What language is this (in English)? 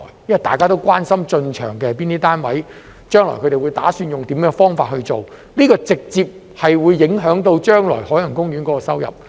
Cantonese